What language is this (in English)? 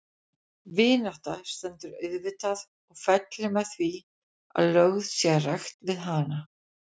Icelandic